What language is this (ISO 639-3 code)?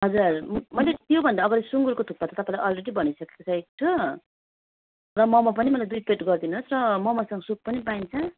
nep